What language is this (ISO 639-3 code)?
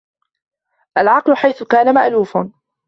ara